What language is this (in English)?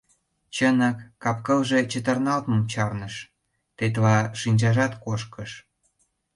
Mari